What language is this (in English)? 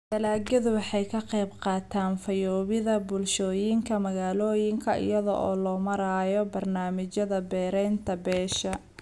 Somali